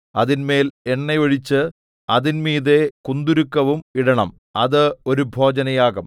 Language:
Malayalam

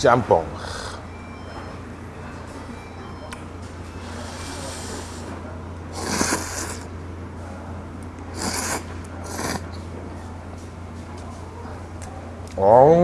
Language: Korean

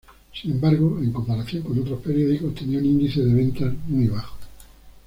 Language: Spanish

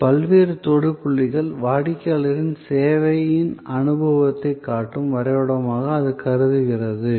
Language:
Tamil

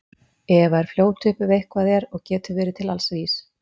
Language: Icelandic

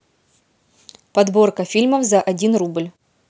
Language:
Russian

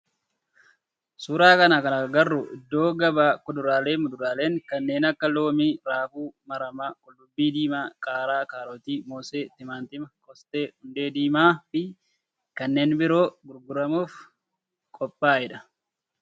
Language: Oromo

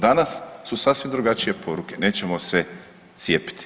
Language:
Croatian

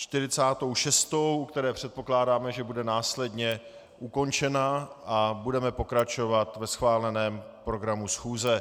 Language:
Czech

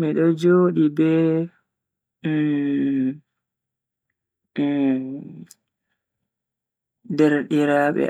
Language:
Bagirmi Fulfulde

